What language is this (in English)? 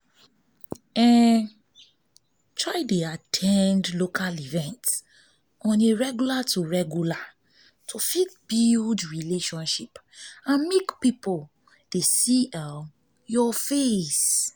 Nigerian Pidgin